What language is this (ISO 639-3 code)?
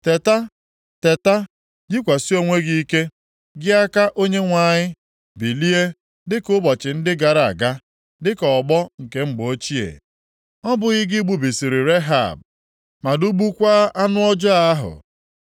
ibo